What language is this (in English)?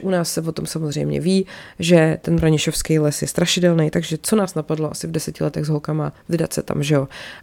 Czech